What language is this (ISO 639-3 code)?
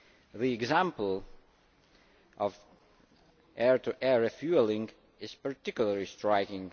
eng